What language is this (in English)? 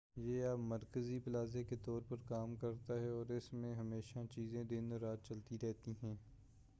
Urdu